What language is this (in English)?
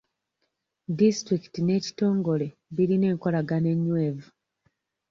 Ganda